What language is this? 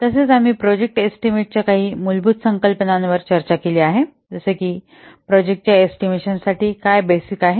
Marathi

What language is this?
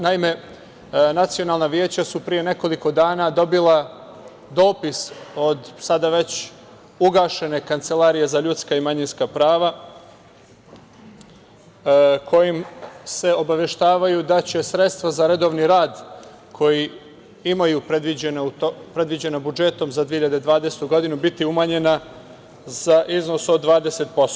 Serbian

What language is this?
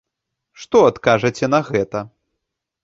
Belarusian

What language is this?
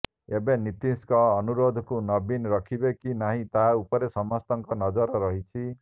Odia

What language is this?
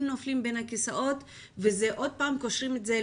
Hebrew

